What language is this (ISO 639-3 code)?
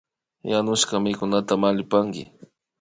qvi